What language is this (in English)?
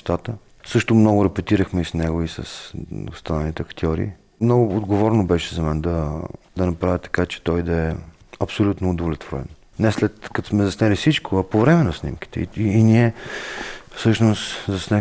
Bulgarian